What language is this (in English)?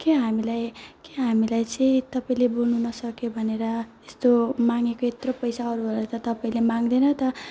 Nepali